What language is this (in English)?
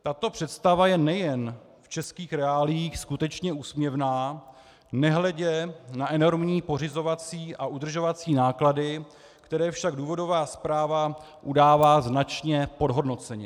Czech